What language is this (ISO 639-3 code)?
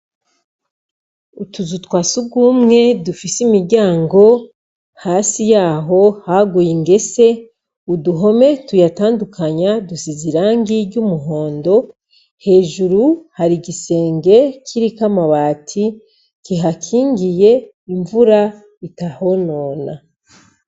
run